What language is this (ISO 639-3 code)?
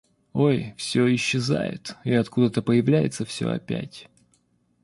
rus